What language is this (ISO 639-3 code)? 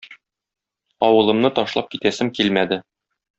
tat